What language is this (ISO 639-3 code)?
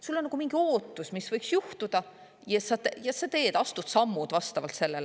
est